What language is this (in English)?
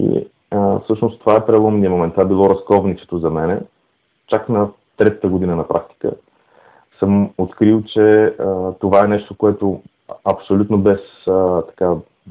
Bulgarian